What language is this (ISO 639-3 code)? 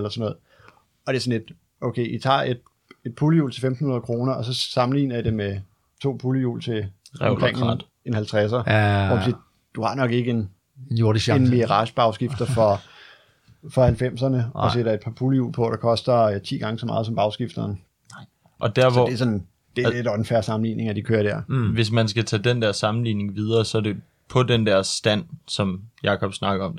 dan